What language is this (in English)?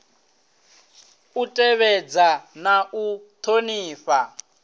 Venda